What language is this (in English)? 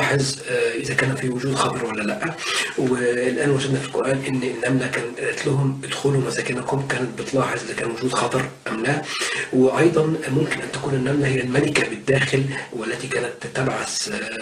Arabic